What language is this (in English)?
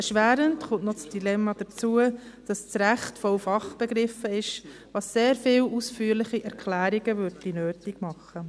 Swiss German